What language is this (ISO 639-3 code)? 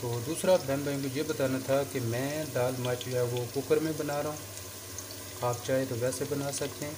hin